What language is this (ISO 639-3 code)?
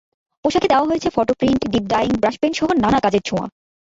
ben